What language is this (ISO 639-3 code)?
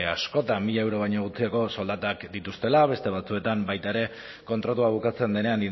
eus